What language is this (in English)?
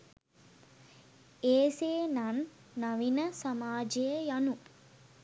Sinhala